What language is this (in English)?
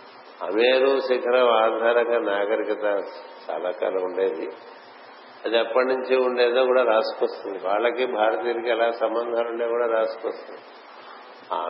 Telugu